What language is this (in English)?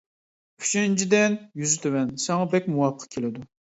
Uyghur